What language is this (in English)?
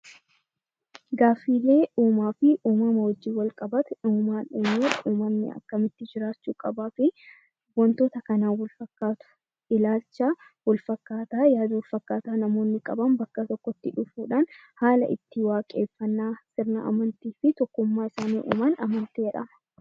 Oromo